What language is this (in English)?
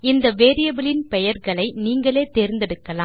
Tamil